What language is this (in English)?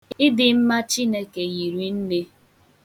Igbo